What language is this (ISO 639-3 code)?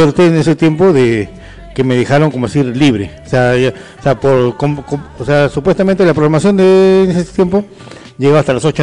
spa